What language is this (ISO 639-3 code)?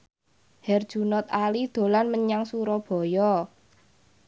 jav